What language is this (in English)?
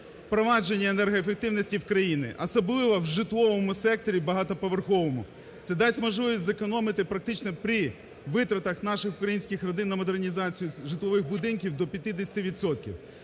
Ukrainian